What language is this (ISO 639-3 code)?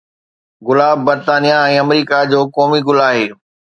snd